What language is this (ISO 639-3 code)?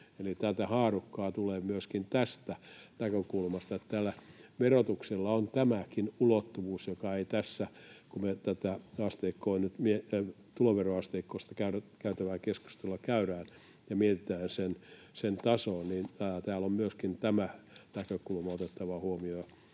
fin